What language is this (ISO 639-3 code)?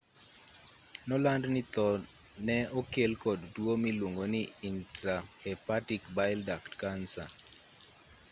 luo